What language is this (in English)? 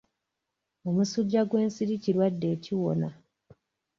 Ganda